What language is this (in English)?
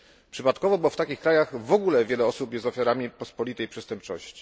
Polish